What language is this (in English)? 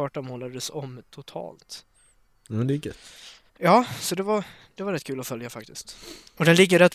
Swedish